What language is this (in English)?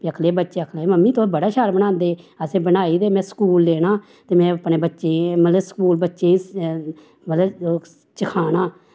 Dogri